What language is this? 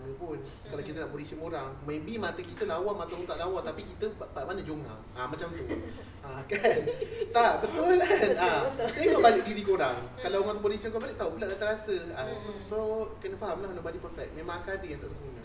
Malay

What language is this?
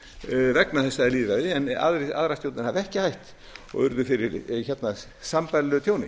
Icelandic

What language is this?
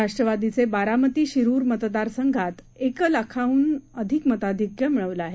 Marathi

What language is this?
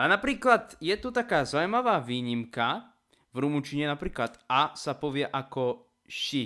Slovak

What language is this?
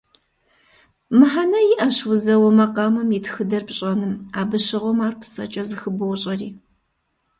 Kabardian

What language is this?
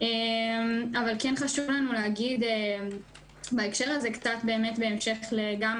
Hebrew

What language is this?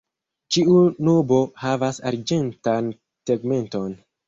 Esperanto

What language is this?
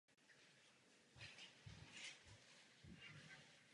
Czech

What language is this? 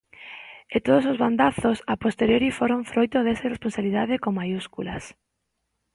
Galician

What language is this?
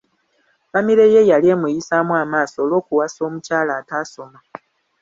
Ganda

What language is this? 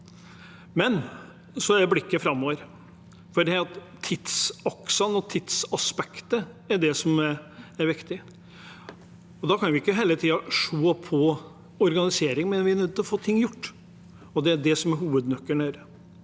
Norwegian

